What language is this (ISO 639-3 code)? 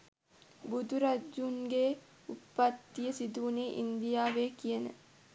sin